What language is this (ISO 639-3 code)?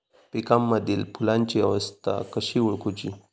mar